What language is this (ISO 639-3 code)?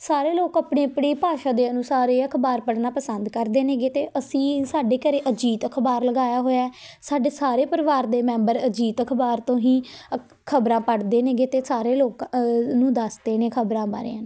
pan